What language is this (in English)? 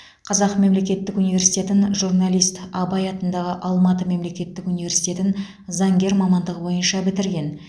Kazakh